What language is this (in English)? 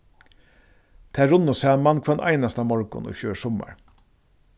Faroese